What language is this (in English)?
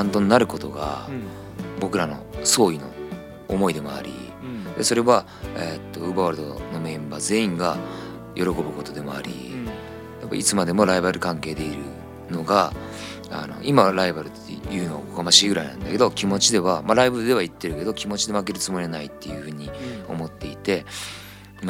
Japanese